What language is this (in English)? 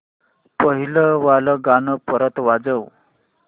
Marathi